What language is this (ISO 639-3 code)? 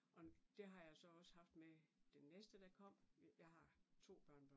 dan